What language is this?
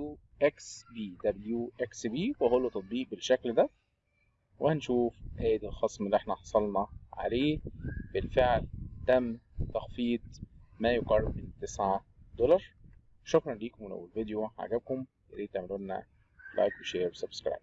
Arabic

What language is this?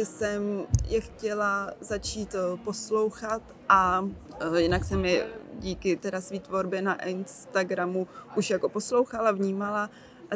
Czech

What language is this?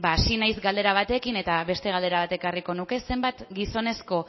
Basque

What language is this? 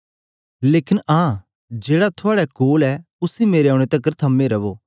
Dogri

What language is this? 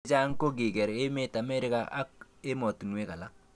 Kalenjin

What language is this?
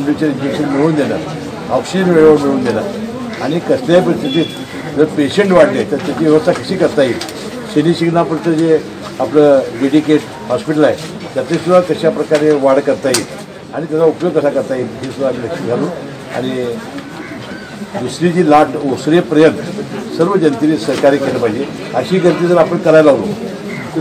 English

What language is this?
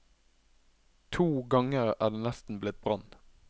Norwegian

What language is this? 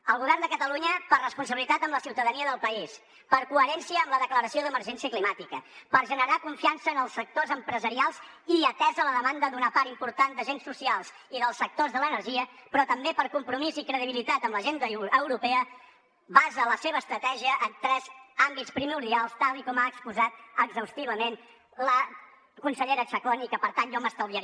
Catalan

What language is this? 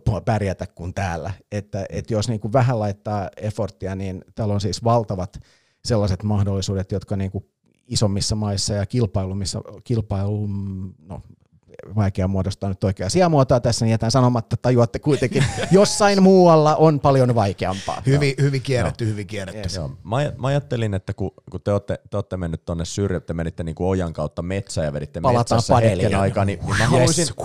Finnish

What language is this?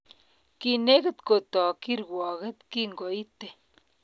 Kalenjin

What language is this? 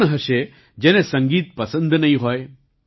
Gujarati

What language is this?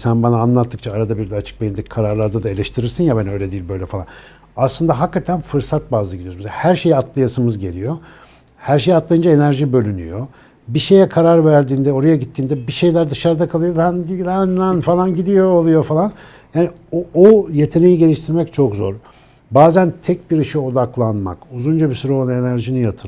Turkish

